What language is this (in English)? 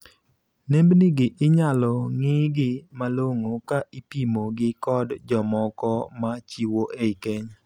Luo (Kenya and Tanzania)